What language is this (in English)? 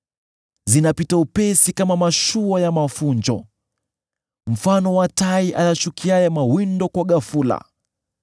Swahili